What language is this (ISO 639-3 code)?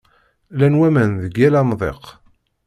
kab